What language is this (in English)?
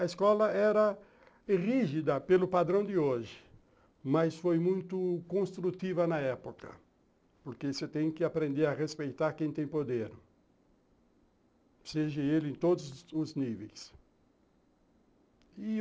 Portuguese